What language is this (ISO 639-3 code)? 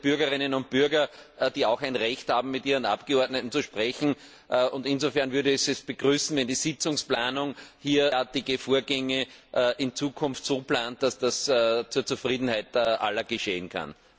deu